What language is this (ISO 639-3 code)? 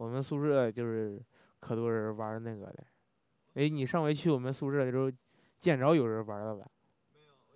zho